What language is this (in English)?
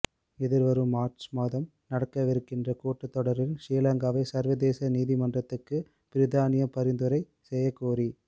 Tamil